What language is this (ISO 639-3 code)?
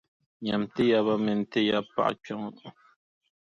dag